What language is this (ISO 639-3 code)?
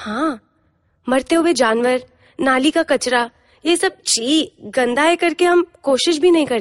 hin